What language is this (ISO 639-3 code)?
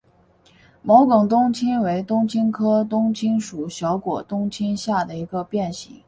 zho